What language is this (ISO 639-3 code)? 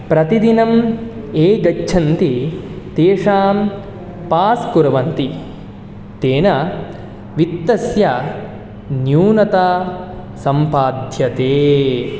san